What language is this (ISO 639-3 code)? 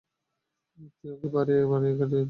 ben